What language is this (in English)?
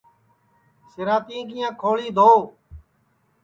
Sansi